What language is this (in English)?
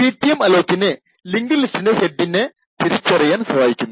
Malayalam